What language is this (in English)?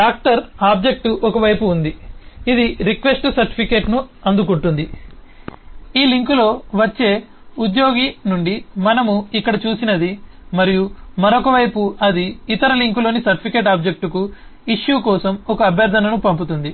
Telugu